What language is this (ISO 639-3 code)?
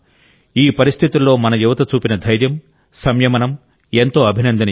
tel